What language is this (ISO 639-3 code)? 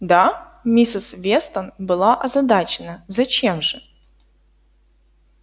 rus